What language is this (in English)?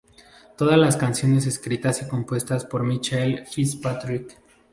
Spanish